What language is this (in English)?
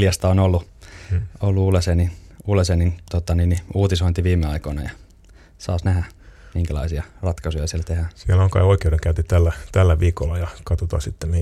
Finnish